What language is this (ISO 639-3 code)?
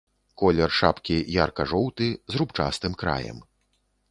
bel